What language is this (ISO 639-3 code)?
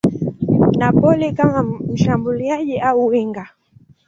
swa